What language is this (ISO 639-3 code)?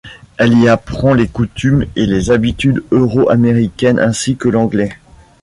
fra